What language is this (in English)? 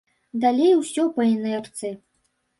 Belarusian